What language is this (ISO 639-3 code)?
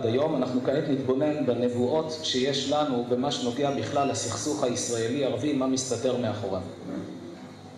heb